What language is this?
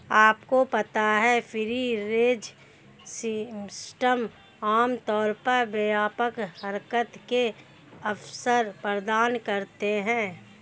Hindi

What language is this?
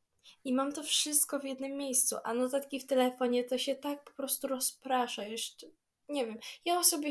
Polish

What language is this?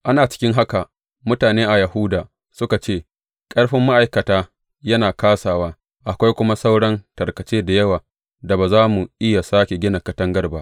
Hausa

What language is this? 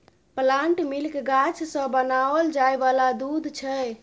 Maithili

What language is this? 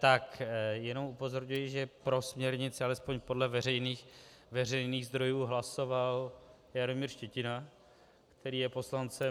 Czech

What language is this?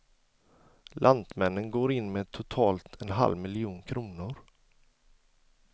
Swedish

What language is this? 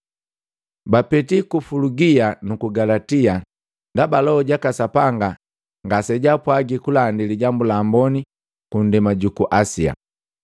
Matengo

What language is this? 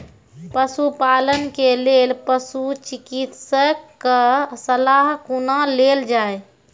Maithili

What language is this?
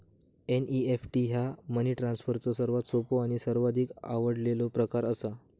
Marathi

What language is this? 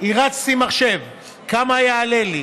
Hebrew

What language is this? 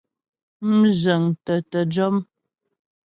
Ghomala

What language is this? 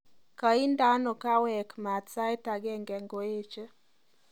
Kalenjin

